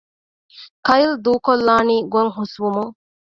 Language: Divehi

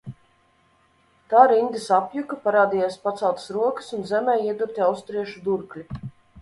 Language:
Latvian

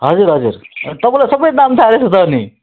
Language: Nepali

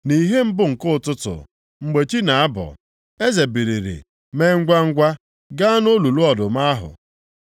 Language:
Igbo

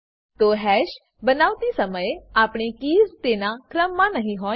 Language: Gujarati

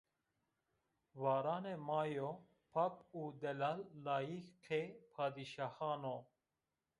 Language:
Zaza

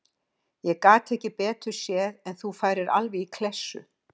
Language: Icelandic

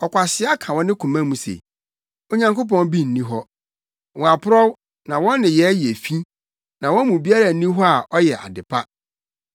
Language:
Akan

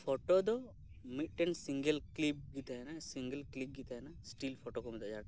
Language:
Santali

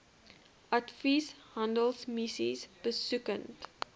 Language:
Afrikaans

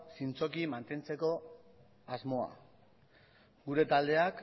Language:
Basque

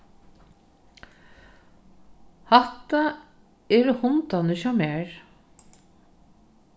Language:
Faroese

